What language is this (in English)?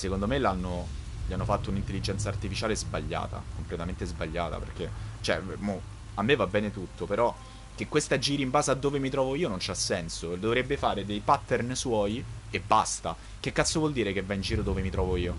Italian